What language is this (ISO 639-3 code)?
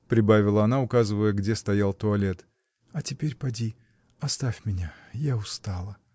rus